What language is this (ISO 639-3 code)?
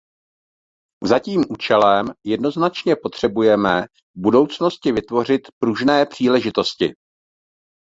ces